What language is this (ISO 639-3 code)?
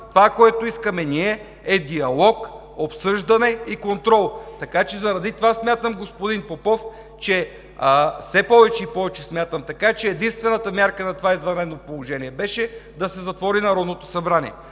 bul